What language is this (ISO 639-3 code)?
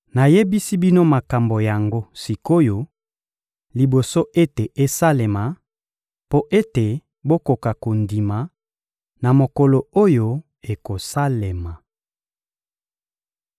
lin